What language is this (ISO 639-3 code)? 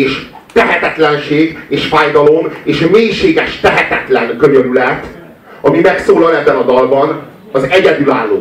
hun